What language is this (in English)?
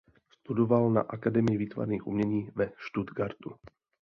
Czech